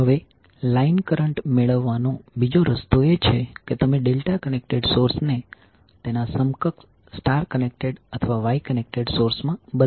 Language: Gujarati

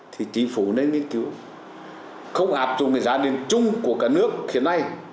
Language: Vietnamese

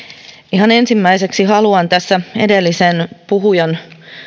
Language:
Finnish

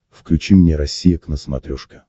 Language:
Russian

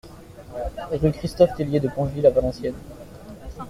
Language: French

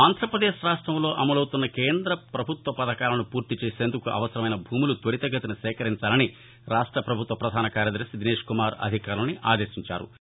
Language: Telugu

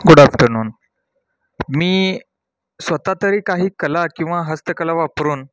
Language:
Marathi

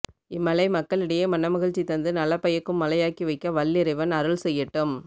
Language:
Tamil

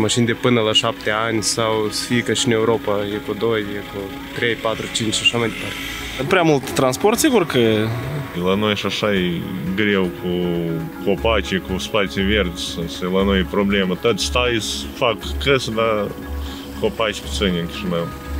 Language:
Romanian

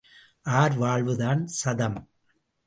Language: Tamil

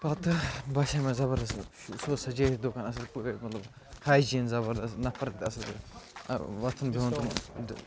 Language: Kashmiri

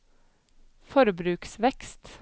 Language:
Norwegian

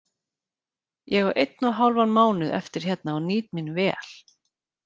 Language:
Icelandic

